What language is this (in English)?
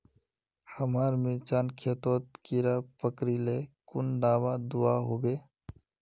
Magahi